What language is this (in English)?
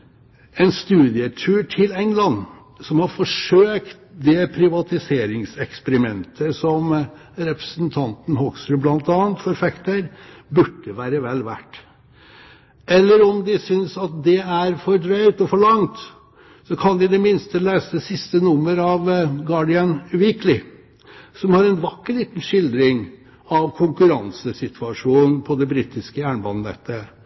Norwegian Bokmål